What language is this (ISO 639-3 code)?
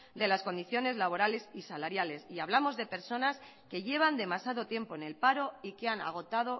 spa